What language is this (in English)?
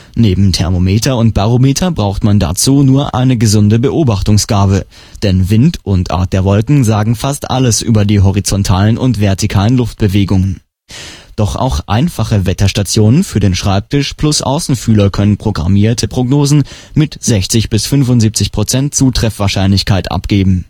German